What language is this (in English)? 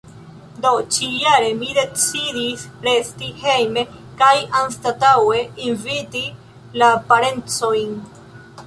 Esperanto